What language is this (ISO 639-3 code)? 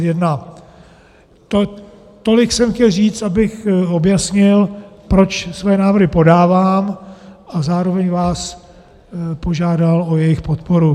ces